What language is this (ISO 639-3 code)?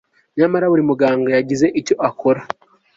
kin